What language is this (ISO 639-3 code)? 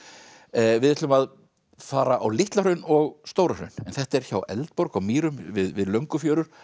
isl